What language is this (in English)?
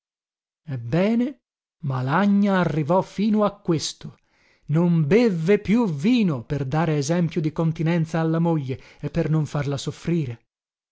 Italian